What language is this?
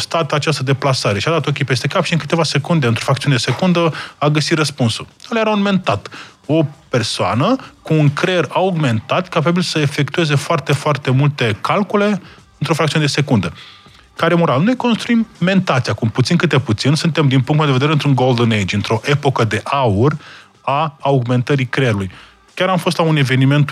Romanian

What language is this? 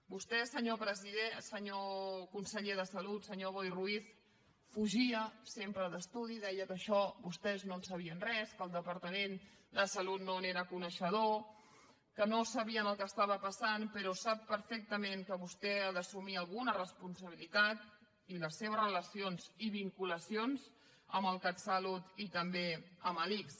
Catalan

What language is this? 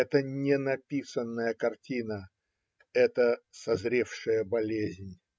Russian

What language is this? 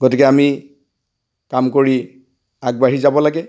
Assamese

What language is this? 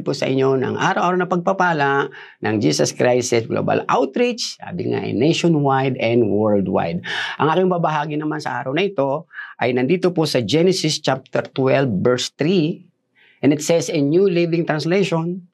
Filipino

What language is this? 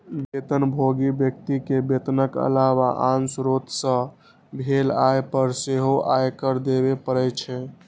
Maithili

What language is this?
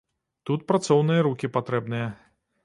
Belarusian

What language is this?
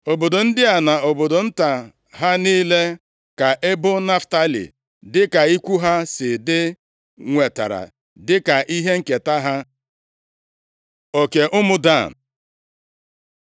Igbo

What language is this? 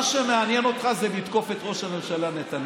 Hebrew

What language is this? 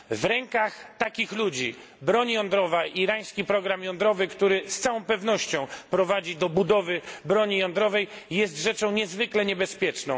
Polish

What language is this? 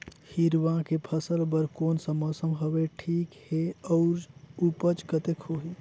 Chhattisgarhi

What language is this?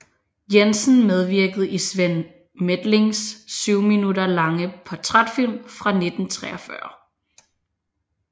Danish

